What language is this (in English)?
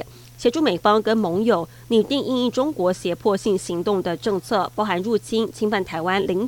Chinese